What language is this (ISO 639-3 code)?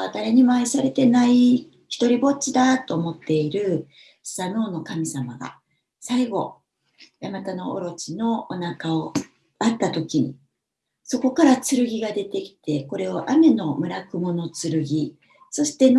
jpn